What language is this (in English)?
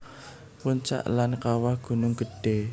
Javanese